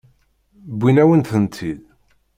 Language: Kabyle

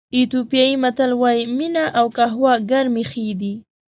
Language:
Pashto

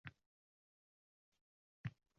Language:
Uzbek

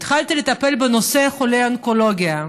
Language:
Hebrew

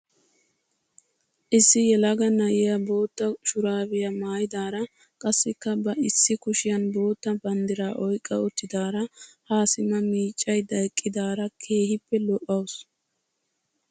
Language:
Wolaytta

